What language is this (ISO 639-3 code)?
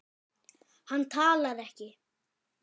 isl